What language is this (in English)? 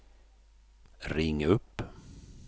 Swedish